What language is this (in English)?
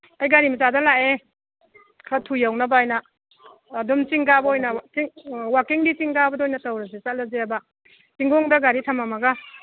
Manipuri